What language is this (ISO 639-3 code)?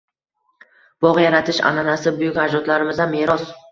uzb